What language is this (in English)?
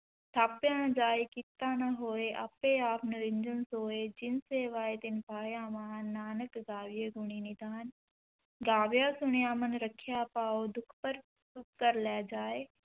Punjabi